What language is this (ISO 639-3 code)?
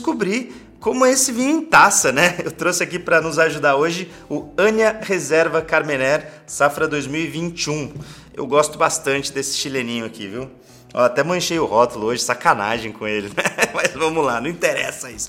por